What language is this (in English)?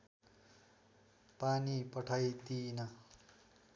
Nepali